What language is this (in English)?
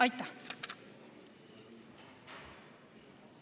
Estonian